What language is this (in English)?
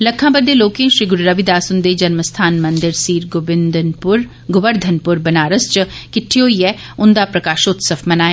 Dogri